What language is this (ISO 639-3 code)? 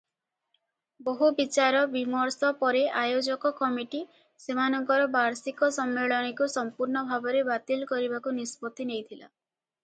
ori